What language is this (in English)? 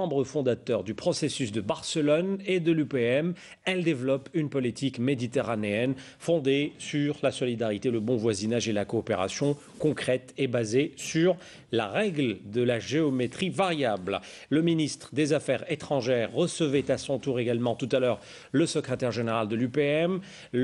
French